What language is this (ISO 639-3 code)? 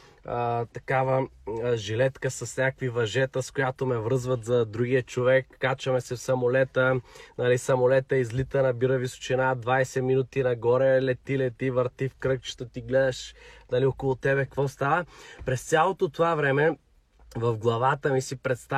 bul